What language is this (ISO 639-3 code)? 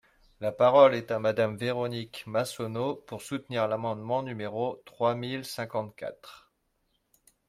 fra